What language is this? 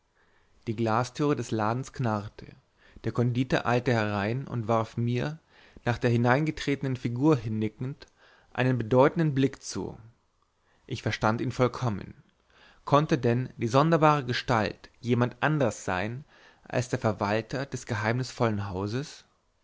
German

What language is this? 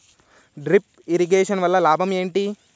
Telugu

